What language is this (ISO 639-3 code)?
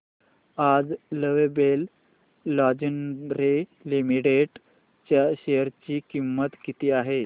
mar